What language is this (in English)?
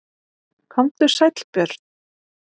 Icelandic